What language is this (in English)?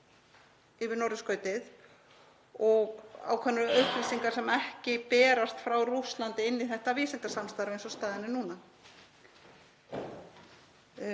Icelandic